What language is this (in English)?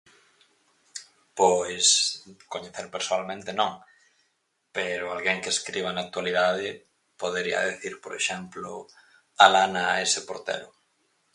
Galician